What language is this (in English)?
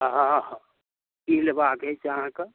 Maithili